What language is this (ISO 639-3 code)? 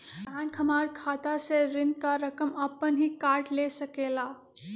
mag